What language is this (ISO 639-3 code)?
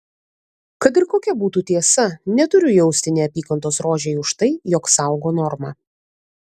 lit